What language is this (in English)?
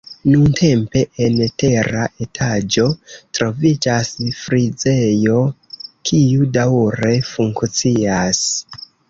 Esperanto